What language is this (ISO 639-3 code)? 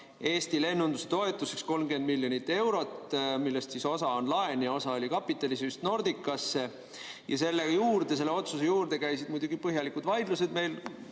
est